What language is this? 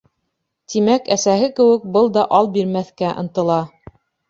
Bashkir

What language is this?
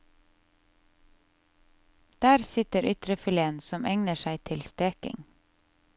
Norwegian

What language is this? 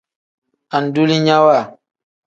Tem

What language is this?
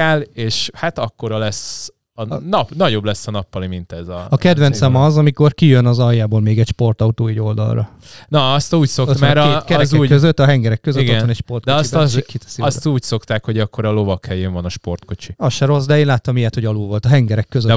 Hungarian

